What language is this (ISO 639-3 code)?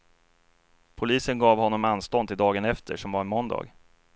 swe